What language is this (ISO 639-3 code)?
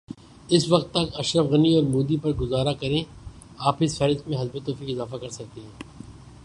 urd